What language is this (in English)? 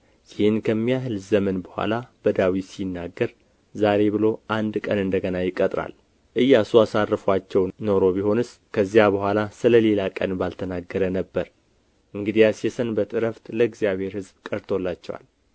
Amharic